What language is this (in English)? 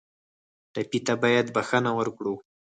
Pashto